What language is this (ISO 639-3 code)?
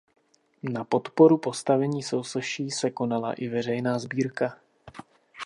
ces